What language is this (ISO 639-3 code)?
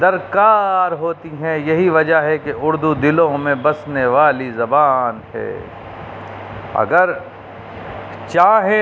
urd